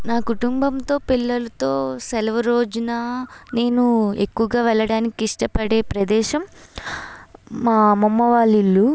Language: Telugu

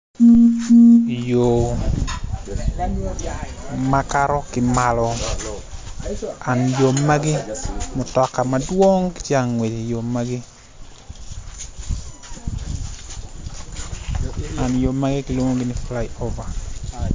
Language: Acoli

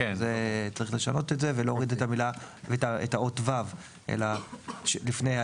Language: Hebrew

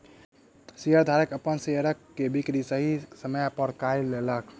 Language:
Maithili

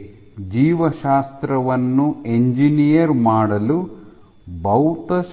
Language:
Kannada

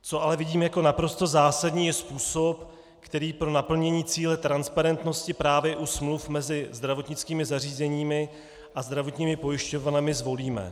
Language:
Czech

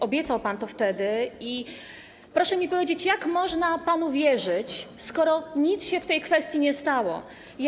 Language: Polish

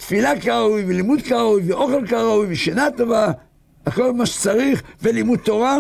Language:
Hebrew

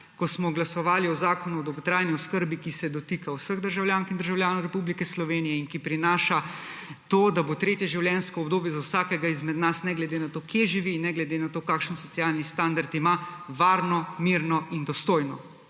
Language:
Slovenian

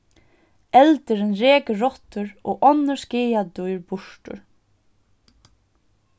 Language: Faroese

